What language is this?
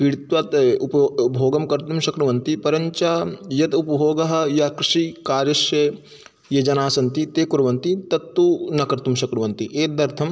Sanskrit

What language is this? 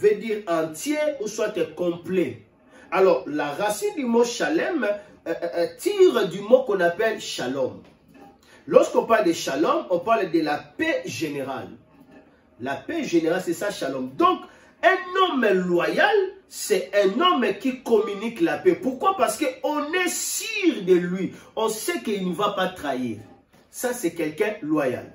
French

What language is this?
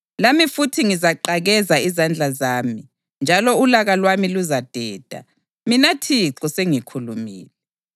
North Ndebele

